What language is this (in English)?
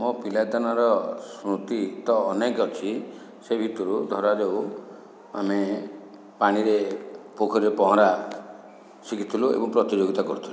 Odia